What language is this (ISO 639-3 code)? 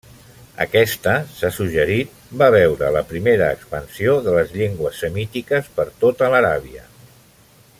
cat